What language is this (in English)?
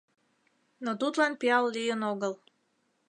Mari